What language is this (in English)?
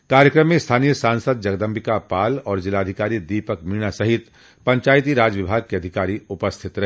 Hindi